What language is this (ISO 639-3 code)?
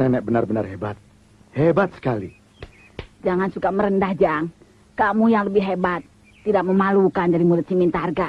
ind